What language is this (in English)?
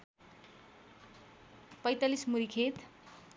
Nepali